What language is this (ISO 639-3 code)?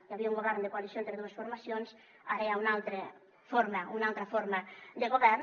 cat